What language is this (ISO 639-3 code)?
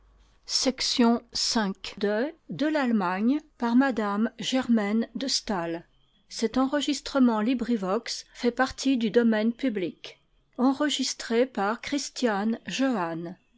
fra